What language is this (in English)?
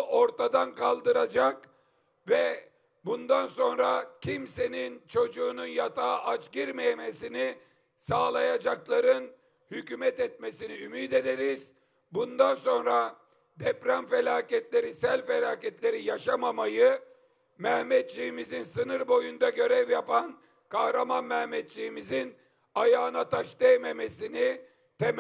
Turkish